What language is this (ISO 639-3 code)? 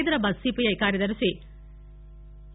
tel